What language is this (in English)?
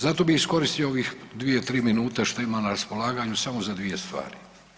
Croatian